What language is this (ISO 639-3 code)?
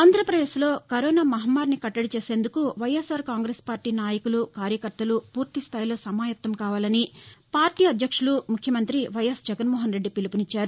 tel